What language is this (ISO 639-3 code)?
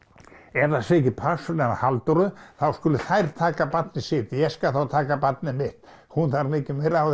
isl